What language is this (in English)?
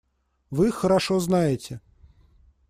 Russian